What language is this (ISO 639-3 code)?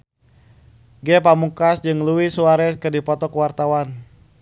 sun